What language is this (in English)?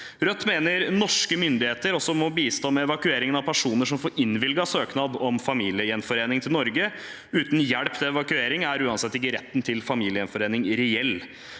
Norwegian